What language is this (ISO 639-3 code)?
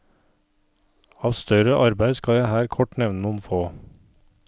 nor